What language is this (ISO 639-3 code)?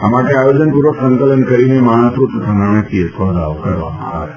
guj